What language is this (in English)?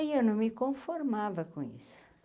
Portuguese